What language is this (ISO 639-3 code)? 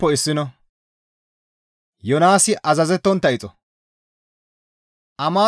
gmv